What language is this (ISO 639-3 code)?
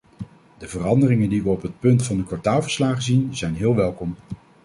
nld